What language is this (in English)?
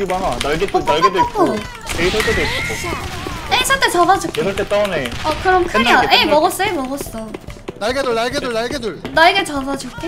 Korean